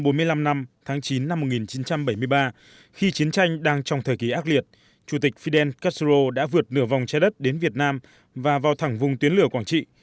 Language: Vietnamese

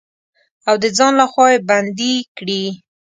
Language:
Pashto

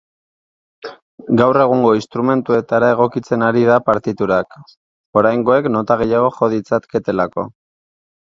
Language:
Basque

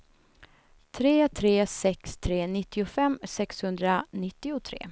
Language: Swedish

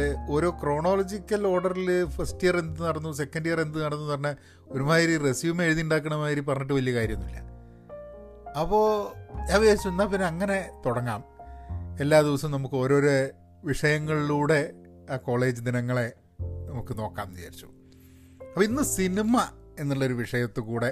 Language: Malayalam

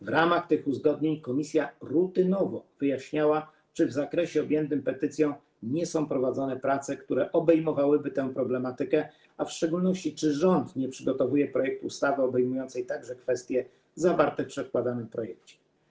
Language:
Polish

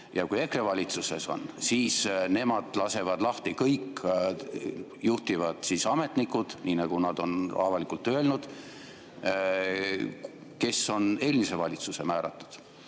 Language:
Estonian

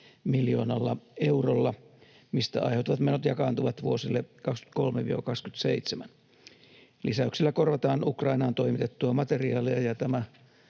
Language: Finnish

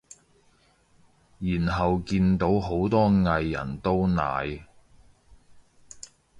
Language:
Cantonese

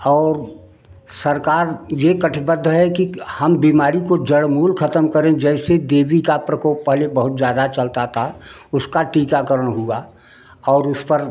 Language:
Hindi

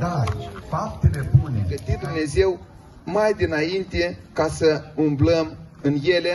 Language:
Romanian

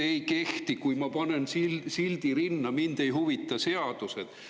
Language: Estonian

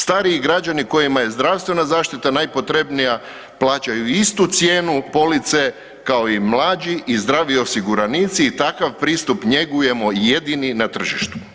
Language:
Croatian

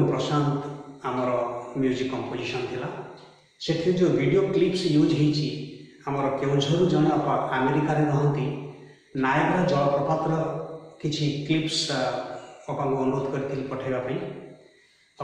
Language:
Hindi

